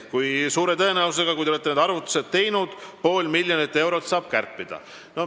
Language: Estonian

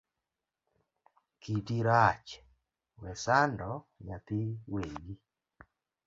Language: Luo (Kenya and Tanzania)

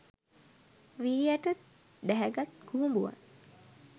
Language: Sinhala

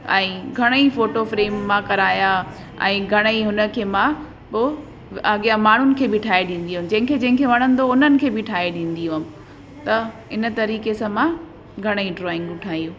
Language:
Sindhi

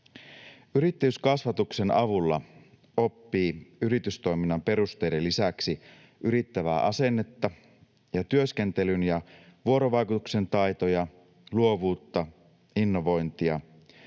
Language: Finnish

